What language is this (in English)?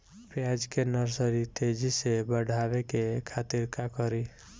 Bhojpuri